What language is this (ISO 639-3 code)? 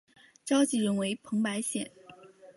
zho